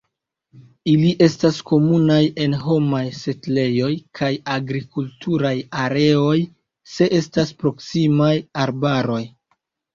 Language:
Esperanto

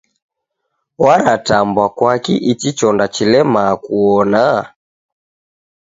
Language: Taita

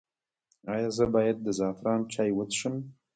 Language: Pashto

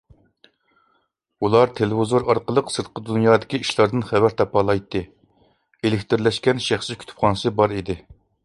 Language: Uyghur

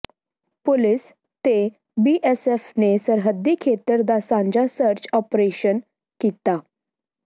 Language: Punjabi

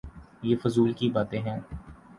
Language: Urdu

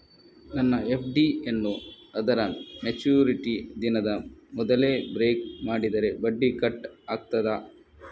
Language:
Kannada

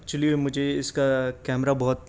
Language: Urdu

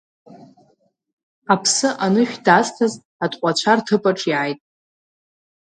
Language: Abkhazian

